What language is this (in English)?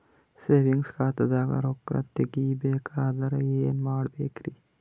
Kannada